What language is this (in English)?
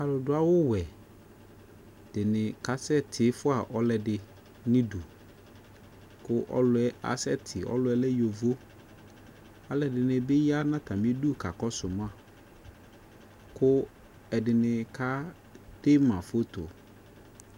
Ikposo